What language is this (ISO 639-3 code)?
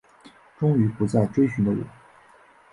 zho